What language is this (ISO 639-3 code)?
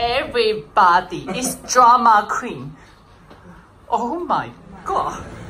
eng